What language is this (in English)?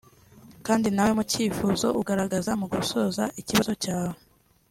Kinyarwanda